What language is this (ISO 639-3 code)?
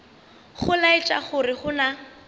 nso